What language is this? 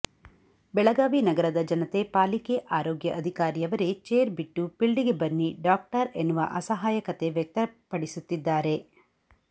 Kannada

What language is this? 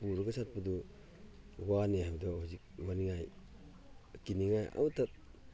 Manipuri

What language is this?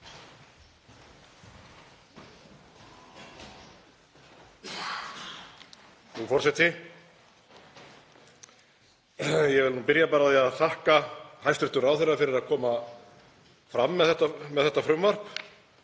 Icelandic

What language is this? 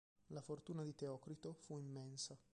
Italian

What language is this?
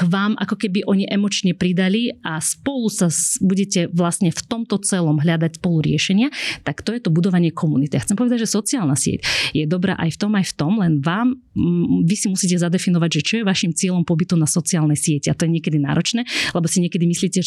Slovak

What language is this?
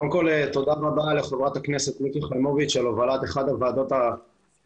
Hebrew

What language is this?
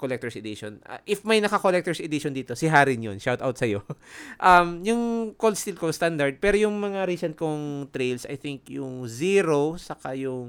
Filipino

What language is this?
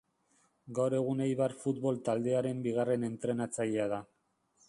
Basque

